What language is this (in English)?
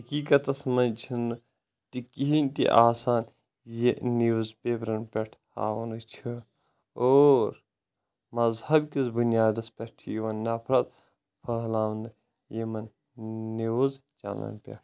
Kashmiri